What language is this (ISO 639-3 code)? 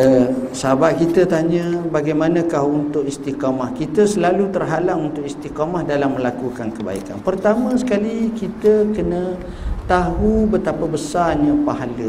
msa